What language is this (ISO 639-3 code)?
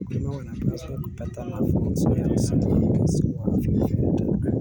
kln